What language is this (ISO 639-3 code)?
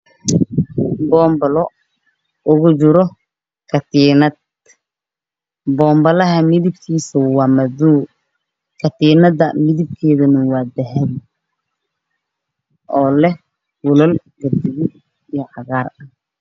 som